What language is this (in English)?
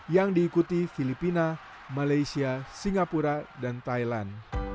Indonesian